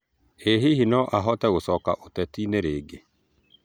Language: Kikuyu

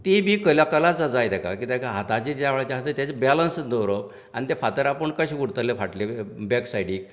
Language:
Konkani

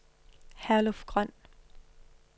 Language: Danish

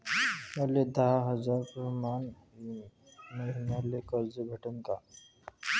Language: Marathi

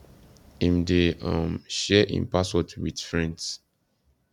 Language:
Nigerian Pidgin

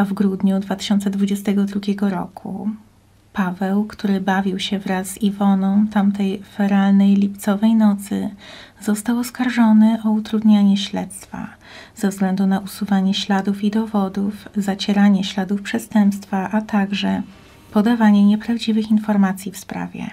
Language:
Polish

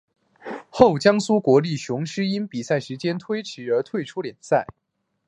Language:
Chinese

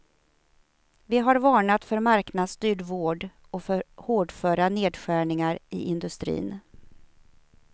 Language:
Swedish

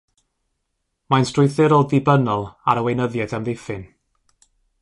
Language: Welsh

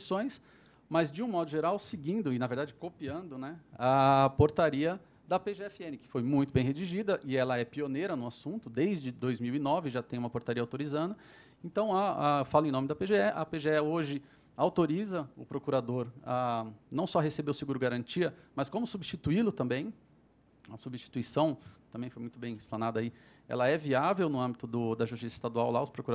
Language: Portuguese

